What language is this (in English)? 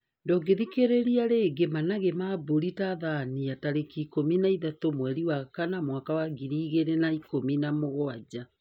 Kikuyu